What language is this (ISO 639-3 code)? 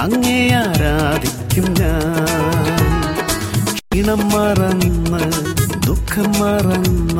mal